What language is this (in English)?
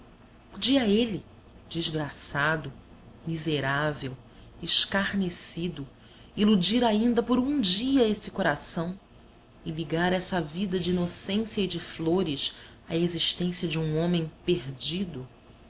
Portuguese